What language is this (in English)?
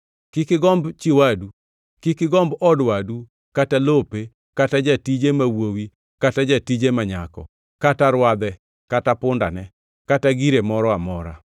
Luo (Kenya and Tanzania)